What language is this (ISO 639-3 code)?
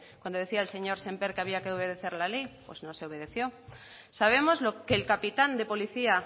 spa